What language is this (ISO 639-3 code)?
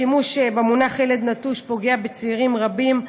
heb